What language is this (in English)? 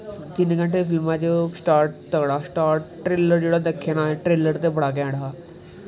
Dogri